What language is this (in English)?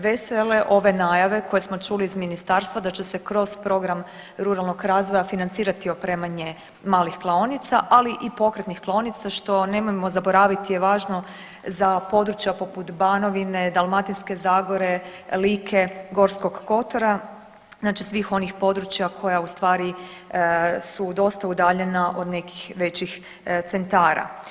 Croatian